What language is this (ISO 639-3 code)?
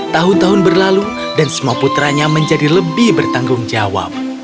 ind